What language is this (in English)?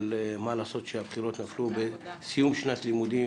Hebrew